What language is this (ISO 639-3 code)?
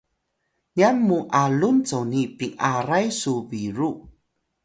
tay